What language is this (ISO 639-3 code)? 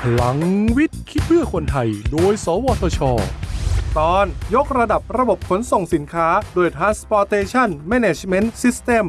tha